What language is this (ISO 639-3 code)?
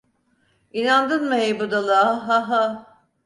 tur